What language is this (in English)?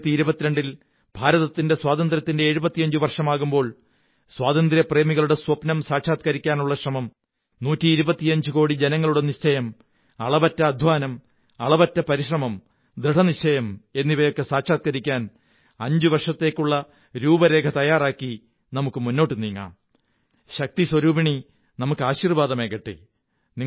Malayalam